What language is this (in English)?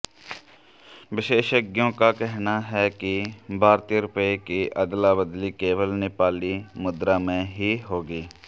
Hindi